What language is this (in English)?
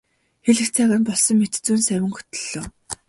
Mongolian